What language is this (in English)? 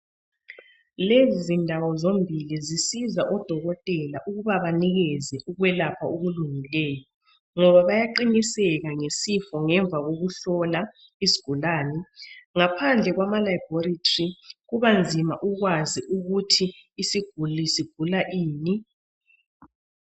North Ndebele